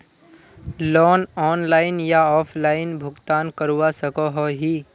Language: Magahi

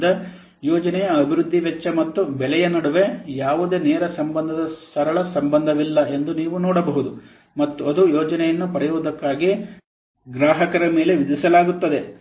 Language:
Kannada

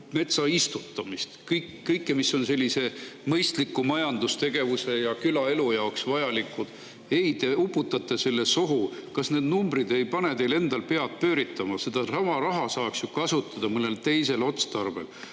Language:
Estonian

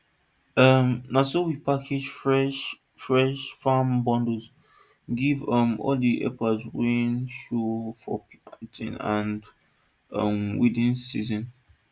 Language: Nigerian Pidgin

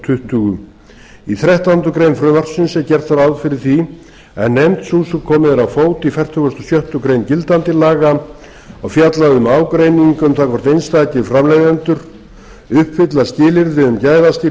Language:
Icelandic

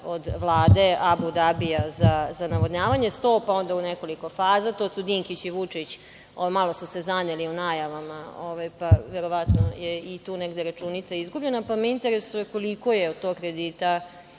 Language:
Serbian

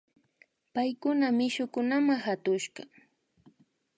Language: Imbabura Highland Quichua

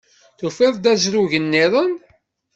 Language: Kabyle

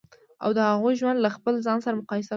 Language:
Pashto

